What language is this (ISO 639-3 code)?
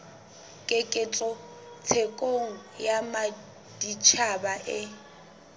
sot